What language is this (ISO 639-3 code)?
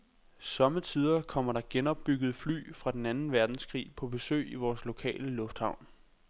dan